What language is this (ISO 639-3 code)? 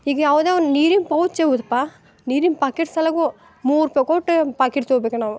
kan